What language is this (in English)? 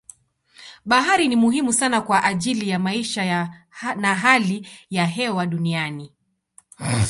Swahili